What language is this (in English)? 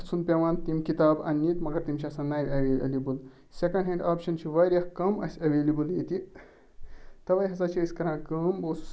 Kashmiri